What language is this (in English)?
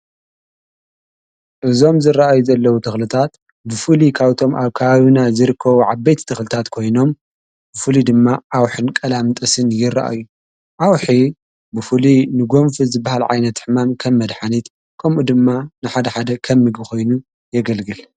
Tigrinya